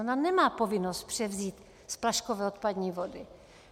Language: Czech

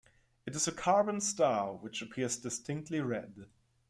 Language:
English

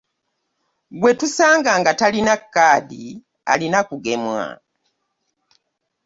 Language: Ganda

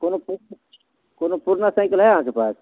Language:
Maithili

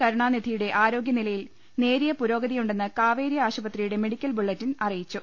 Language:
Malayalam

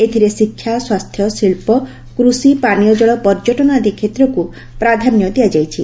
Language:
Odia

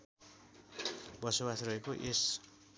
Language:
Nepali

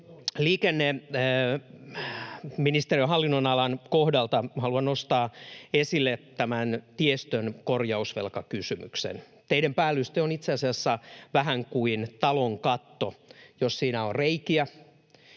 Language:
Finnish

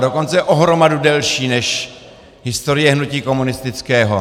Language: Czech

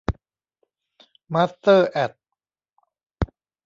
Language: Thai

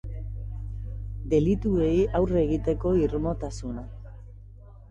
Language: Basque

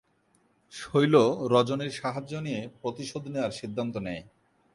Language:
Bangla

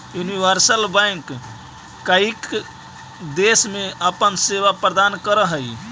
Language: Magahi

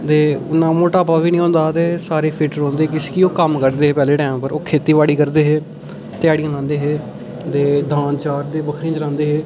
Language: Dogri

